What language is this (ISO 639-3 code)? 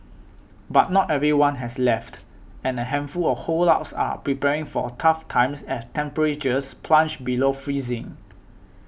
eng